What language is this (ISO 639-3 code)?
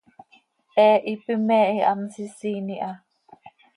sei